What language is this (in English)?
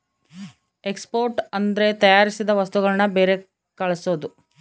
Kannada